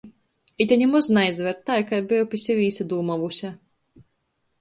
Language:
Latgalian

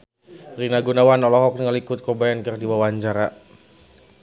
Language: Sundanese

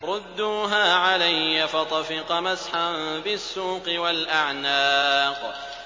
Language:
Arabic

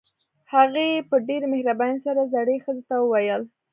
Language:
Pashto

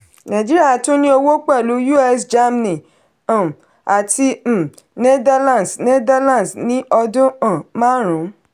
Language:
Yoruba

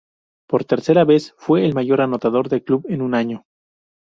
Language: Spanish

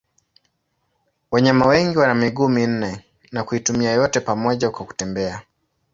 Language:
Swahili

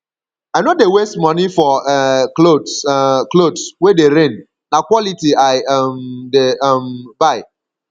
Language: Nigerian Pidgin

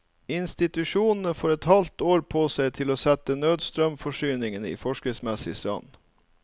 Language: Norwegian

